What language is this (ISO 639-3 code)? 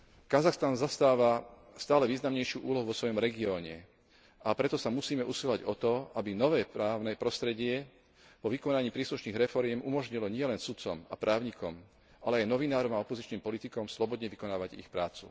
slk